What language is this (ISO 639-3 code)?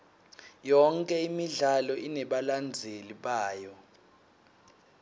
ssw